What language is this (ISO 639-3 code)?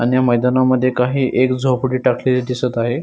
mar